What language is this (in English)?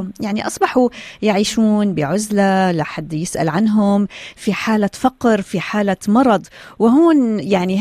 Arabic